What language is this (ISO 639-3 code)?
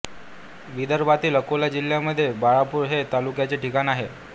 mar